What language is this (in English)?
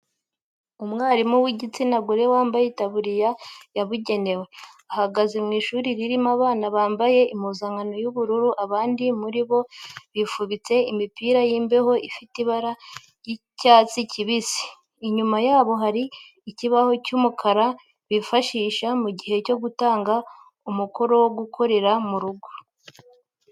Kinyarwanda